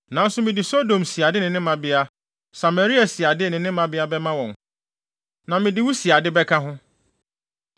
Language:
Akan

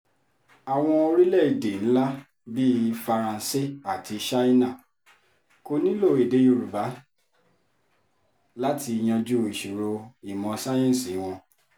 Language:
Yoruba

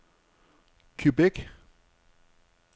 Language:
Danish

